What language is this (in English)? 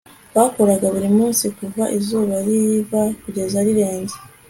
Kinyarwanda